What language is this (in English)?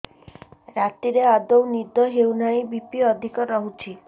Odia